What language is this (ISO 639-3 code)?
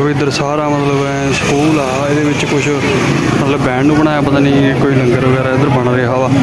pan